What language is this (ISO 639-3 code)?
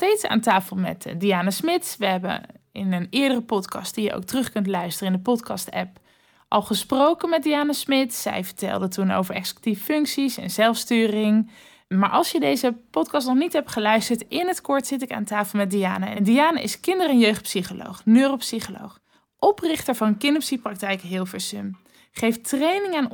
nld